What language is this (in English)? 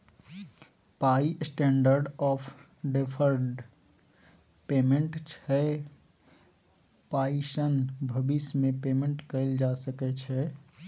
Maithili